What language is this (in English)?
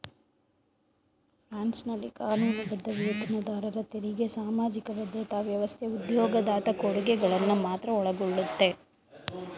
Kannada